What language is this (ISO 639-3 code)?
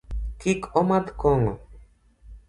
luo